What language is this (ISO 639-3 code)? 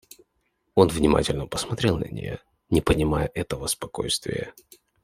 rus